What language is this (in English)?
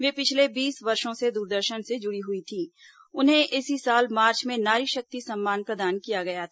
Hindi